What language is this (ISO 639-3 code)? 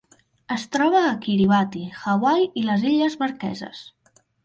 cat